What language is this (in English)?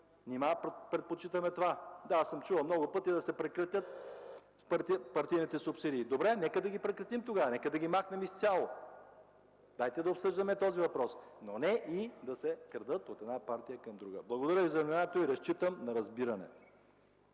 Bulgarian